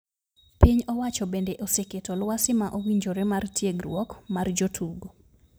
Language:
Luo (Kenya and Tanzania)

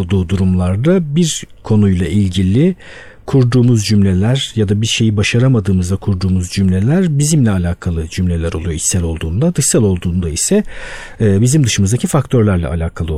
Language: Turkish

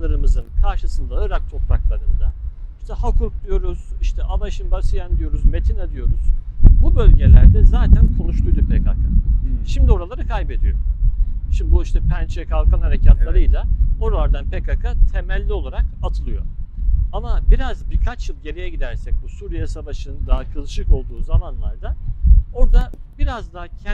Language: Turkish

